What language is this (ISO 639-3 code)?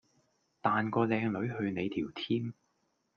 yue